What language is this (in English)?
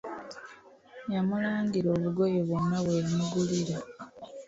Ganda